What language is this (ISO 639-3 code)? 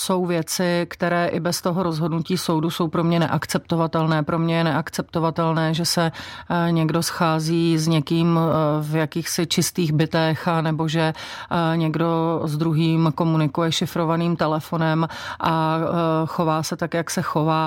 ces